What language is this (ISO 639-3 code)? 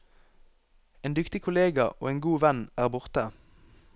nor